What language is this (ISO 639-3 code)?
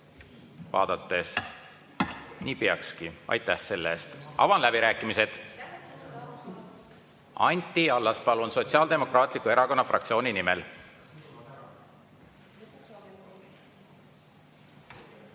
est